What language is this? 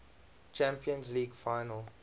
English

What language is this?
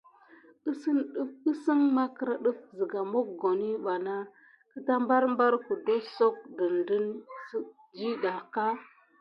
Gidar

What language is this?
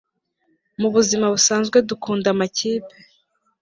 Kinyarwanda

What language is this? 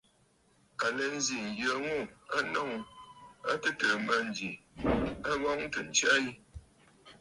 Bafut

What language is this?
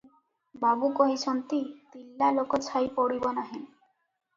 Odia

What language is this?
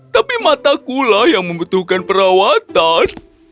Indonesian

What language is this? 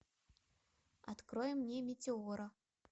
Russian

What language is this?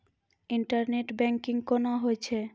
Maithili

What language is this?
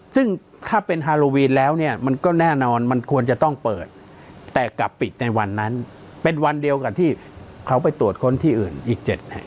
Thai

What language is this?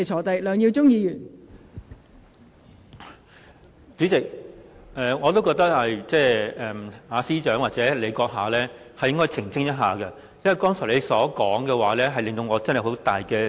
Cantonese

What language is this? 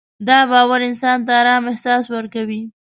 Pashto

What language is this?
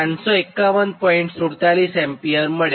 Gujarati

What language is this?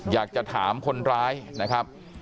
Thai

